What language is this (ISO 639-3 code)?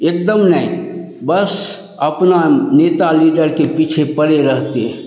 hin